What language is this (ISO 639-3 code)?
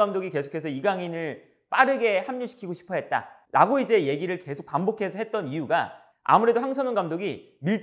kor